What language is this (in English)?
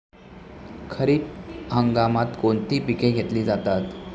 Marathi